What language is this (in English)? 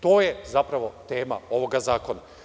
Serbian